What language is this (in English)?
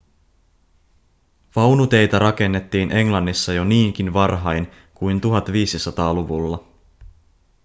Finnish